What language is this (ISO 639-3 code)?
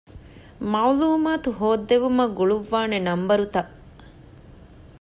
div